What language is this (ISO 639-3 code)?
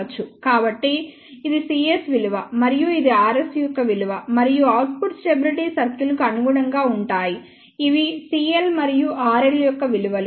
tel